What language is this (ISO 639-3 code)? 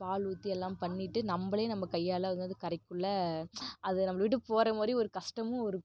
tam